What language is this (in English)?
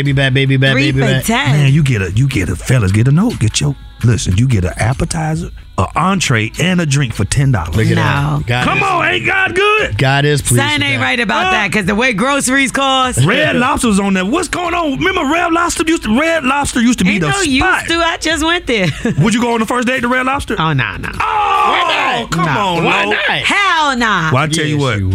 English